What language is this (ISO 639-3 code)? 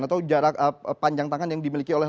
ind